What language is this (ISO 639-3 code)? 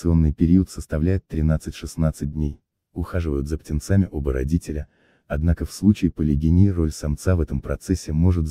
rus